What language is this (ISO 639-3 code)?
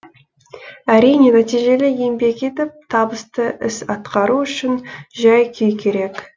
kaz